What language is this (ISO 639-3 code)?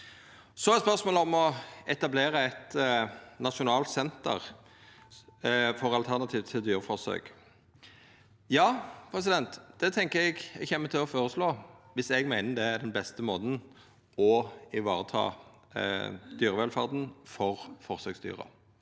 nor